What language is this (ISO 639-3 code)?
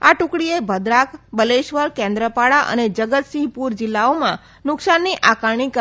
guj